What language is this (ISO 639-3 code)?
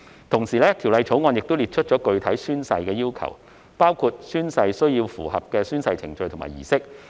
yue